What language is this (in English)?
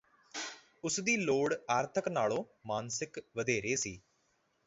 Punjabi